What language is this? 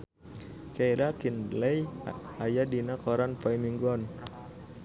Sundanese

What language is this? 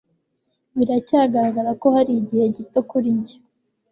Kinyarwanda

